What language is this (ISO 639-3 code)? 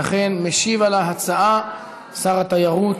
heb